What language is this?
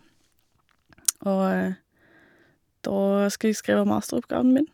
Norwegian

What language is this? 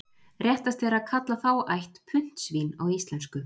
Icelandic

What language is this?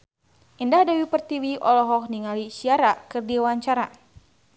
Sundanese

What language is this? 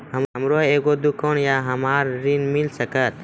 Maithili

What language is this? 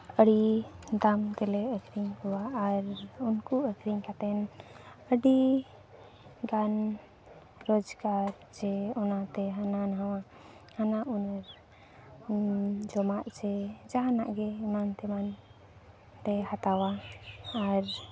Santali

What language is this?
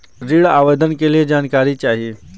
Bhojpuri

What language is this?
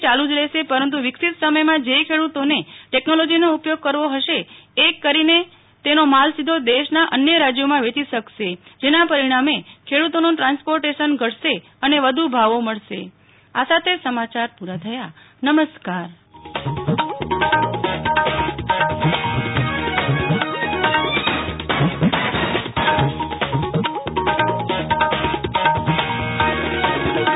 Gujarati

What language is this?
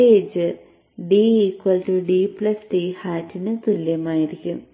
Malayalam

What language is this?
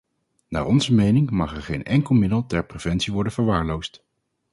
Dutch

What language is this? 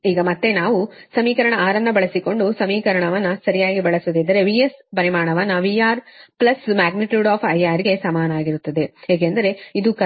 Kannada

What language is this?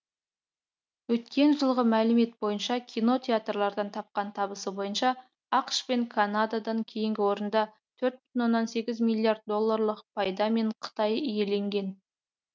Kazakh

